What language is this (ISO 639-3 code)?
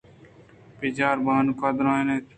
bgp